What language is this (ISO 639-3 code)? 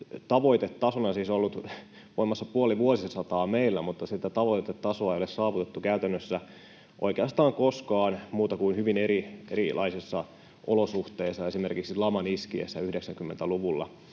fin